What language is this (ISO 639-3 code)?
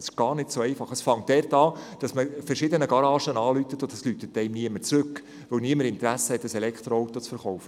gsw